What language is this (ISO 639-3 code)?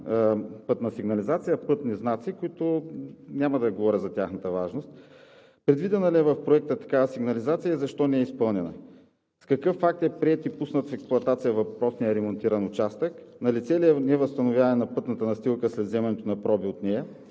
bul